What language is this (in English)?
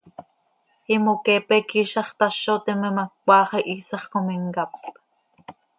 Seri